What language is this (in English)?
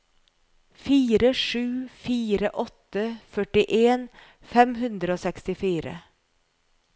Norwegian